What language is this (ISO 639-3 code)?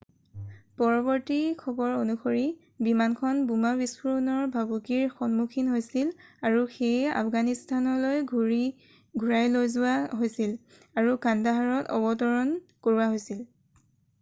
asm